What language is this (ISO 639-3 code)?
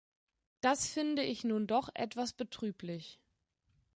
deu